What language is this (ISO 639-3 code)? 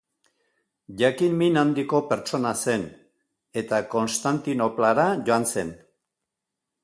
eus